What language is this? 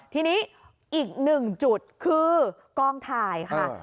Thai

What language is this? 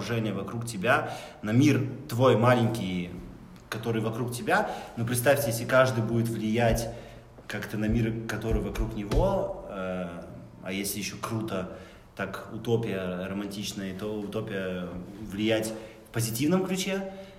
Russian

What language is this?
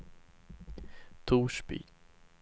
Swedish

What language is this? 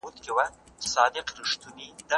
Pashto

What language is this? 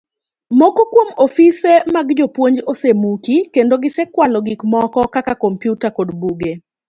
Luo (Kenya and Tanzania)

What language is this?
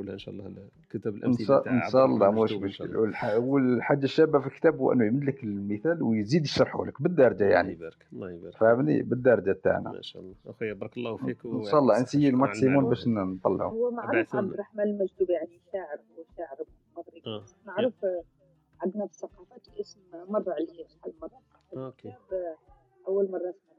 Arabic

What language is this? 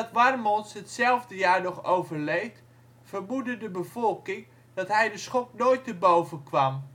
Dutch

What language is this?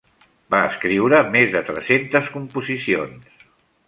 Catalan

